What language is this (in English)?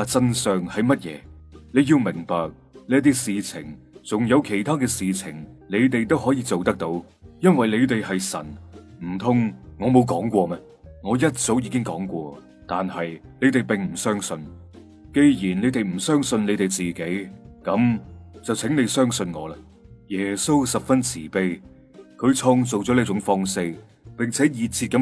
Chinese